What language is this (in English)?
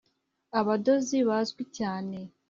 Kinyarwanda